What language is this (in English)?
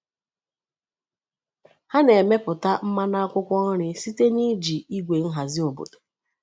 Igbo